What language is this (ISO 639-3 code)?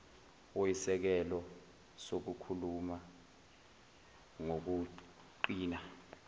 zul